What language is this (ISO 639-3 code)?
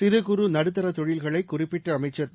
tam